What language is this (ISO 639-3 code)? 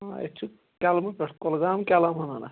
kas